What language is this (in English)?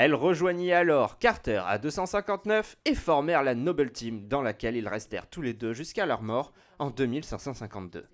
French